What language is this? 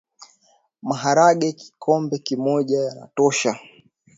Swahili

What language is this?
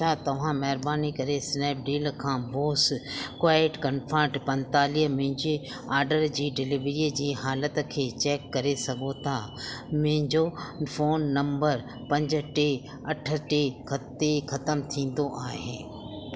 Sindhi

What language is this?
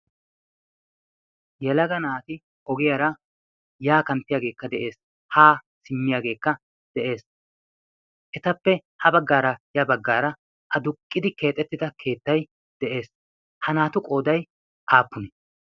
Wolaytta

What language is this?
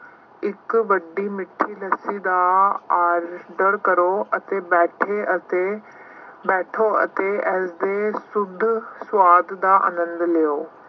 Punjabi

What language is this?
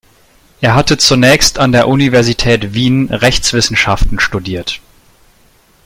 German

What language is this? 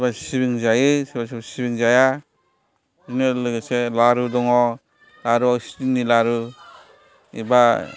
Bodo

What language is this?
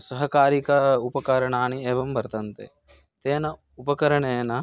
Sanskrit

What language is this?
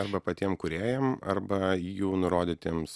Lithuanian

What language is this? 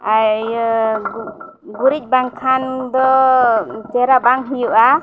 Santali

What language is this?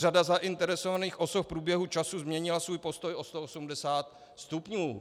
Czech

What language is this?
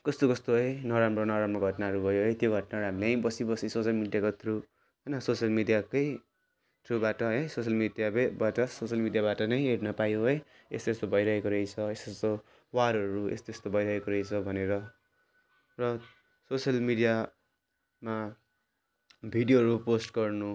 Nepali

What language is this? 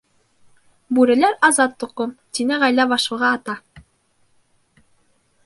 Bashkir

